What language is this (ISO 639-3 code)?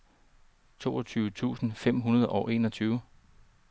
dan